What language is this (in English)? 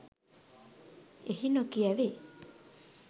Sinhala